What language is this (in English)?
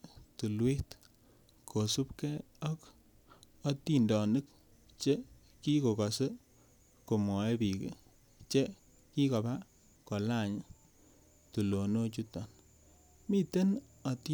Kalenjin